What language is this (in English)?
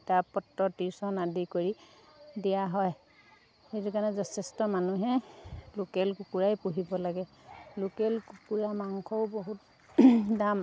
Assamese